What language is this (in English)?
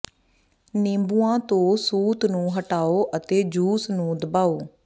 Punjabi